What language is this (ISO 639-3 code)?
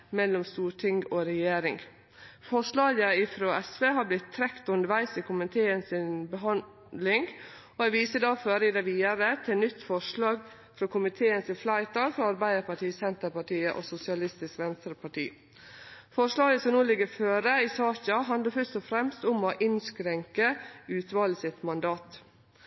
nno